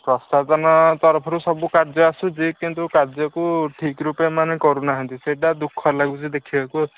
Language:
Odia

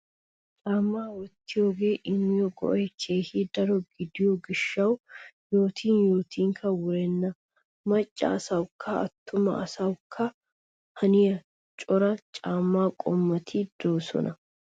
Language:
Wolaytta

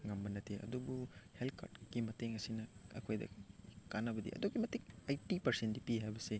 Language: Manipuri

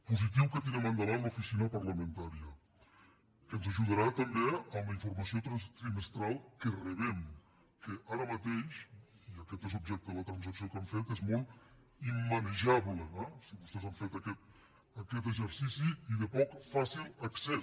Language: Catalan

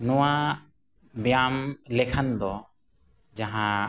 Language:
Santali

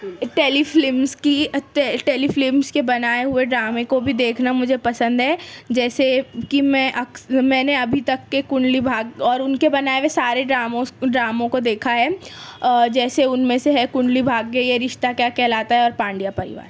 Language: Urdu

